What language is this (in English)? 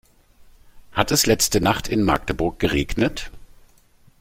German